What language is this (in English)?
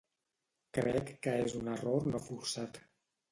Catalan